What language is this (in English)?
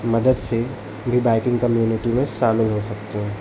Hindi